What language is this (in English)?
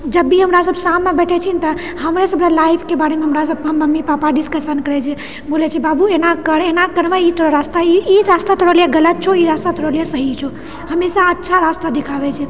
Maithili